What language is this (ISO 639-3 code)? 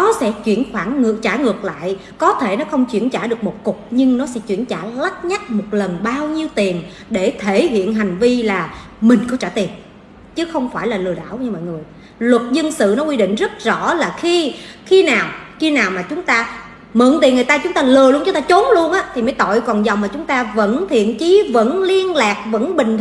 vie